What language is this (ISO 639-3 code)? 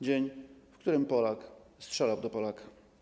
pol